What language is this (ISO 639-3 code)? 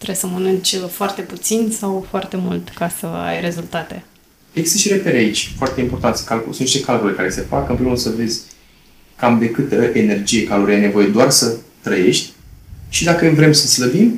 ron